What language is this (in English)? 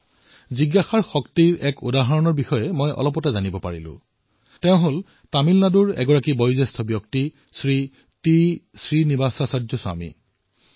Assamese